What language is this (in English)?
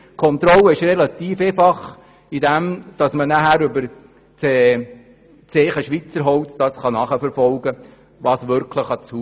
Swiss German